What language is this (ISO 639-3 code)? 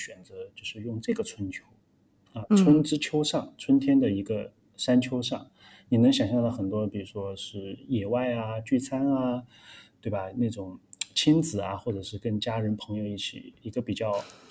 zho